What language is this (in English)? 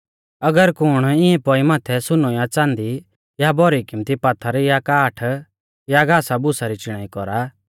Mahasu Pahari